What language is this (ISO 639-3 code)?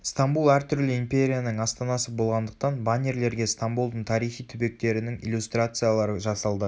kaz